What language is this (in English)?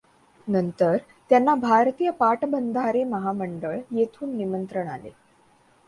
Marathi